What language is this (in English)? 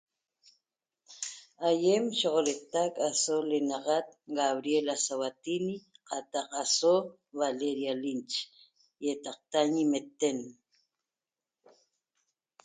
Toba